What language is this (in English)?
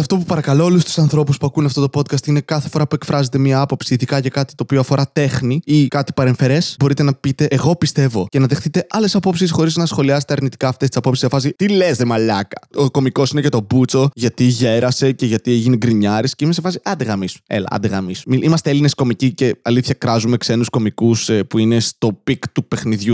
Greek